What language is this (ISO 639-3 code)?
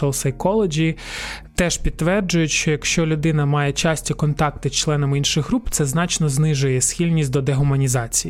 ukr